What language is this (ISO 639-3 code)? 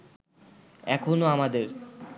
ben